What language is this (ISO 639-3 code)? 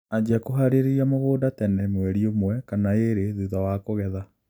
kik